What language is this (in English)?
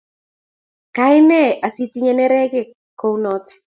Kalenjin